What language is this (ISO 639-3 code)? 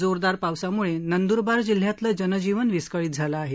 mar